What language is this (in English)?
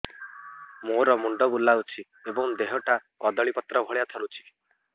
Odia